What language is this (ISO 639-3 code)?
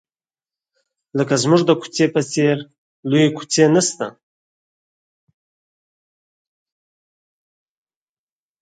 pus